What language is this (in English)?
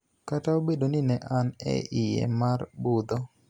Luo (Kenya and Tanzania)